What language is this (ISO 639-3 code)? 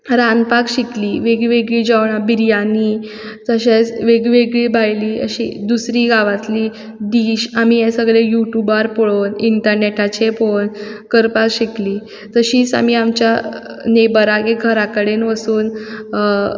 kok